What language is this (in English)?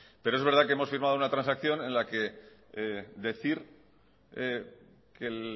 Spanish